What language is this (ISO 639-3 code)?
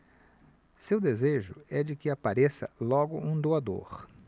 por